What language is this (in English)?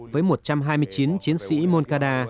Vietnamese